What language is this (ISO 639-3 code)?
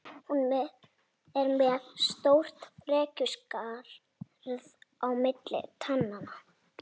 isl